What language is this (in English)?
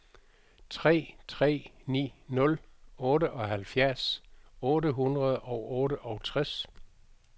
Danish